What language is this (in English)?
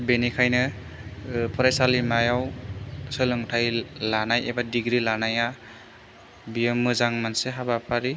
Bodo